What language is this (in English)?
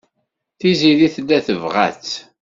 Kabyle